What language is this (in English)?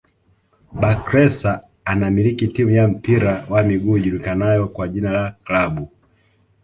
Swahili